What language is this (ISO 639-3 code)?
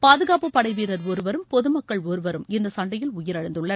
tam